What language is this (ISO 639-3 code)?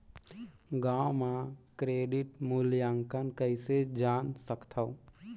hne